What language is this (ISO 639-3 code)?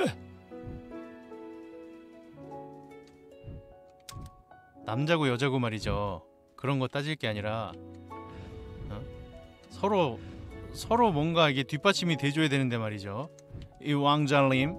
kor